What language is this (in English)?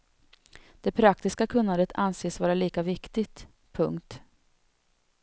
Swedish